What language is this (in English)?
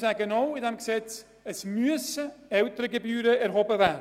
Swiss German